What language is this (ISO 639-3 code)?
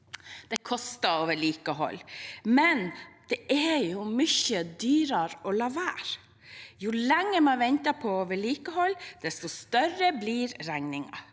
nor